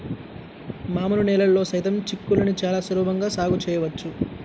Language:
Telugu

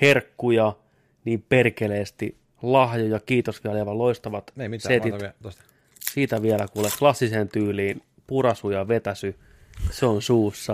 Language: Finnish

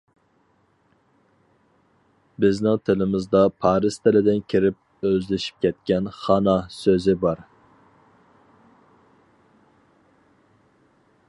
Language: Uyghur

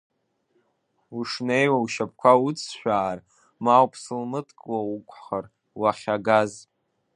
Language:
Abkhazian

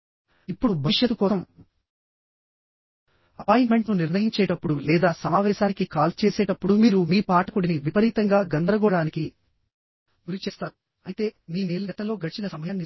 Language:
Telugu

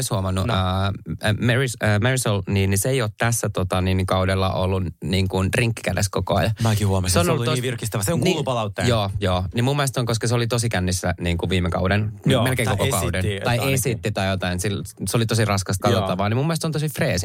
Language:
Finnish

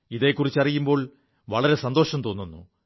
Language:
Malayalam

